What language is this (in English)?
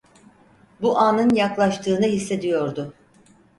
Turkish